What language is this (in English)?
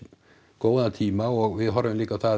Icelandic